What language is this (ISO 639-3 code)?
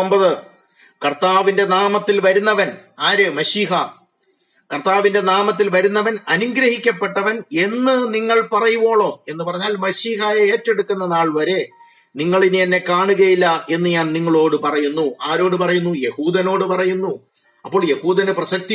mal